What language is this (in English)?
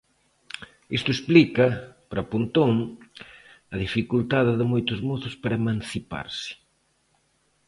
Galician